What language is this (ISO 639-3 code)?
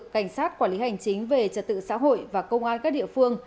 vie